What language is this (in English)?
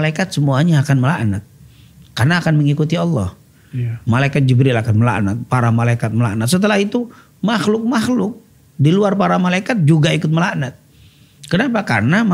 Indonesian